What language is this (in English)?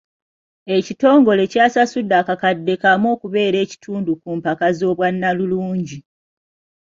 Ganda